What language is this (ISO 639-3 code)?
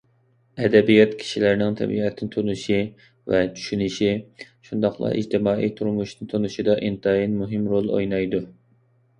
uig